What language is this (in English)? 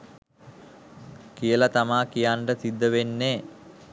Sinhala